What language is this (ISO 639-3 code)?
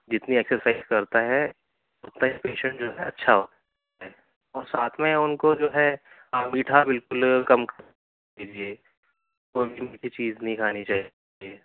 urd